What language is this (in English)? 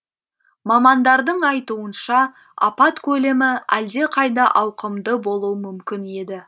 Kazakh